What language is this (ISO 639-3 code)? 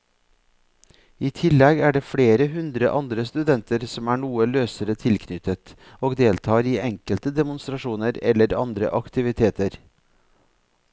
nor